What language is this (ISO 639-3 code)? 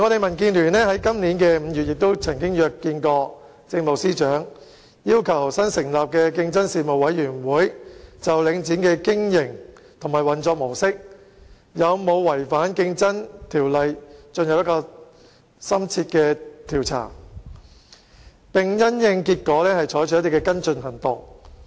yue